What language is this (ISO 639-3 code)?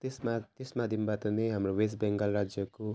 nep